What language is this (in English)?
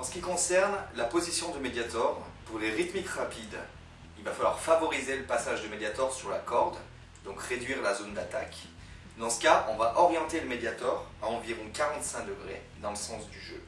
French